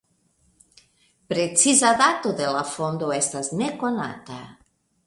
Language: Esperanto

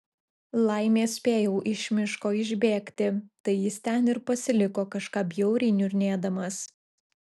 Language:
Lithuanian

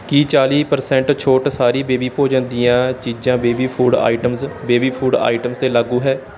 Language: Punjabi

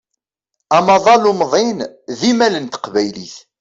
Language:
Kabyle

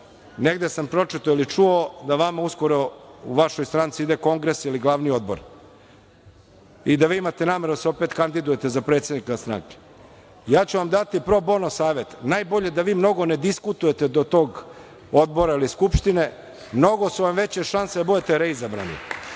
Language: Serbian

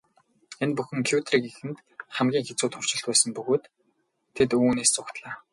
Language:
Mongolian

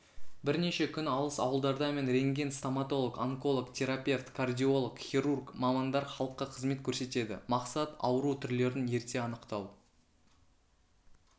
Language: Kazakh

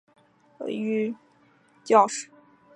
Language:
Chinese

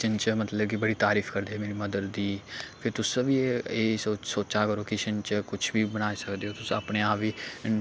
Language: Dogri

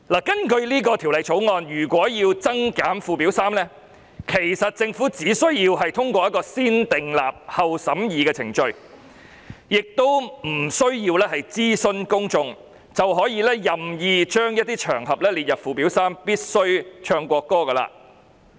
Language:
Cantonese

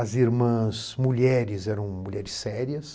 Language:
Portuguese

